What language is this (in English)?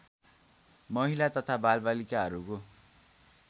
Nepali